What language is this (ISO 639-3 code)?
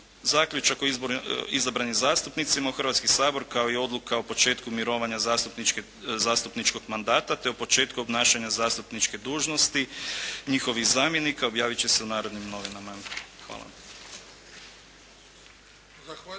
hrv